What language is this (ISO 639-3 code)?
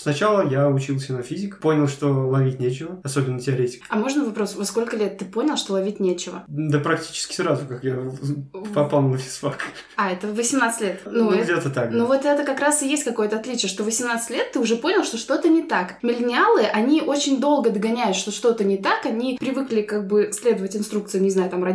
rus